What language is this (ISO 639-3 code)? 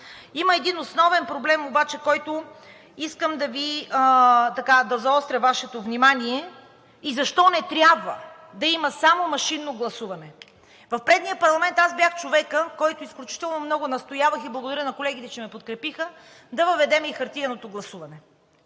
bul